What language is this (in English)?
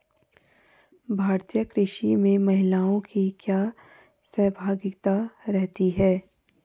Hindi